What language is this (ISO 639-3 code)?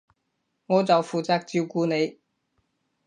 yue